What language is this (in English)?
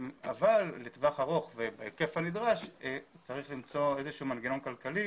Hebrew